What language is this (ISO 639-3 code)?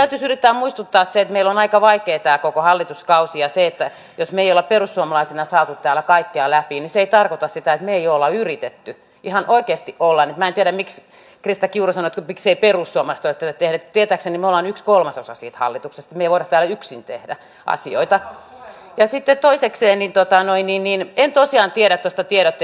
fin